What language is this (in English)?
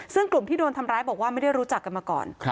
Thai